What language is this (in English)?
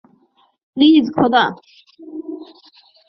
Bangla